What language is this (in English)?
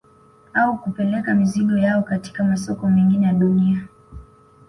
Swahili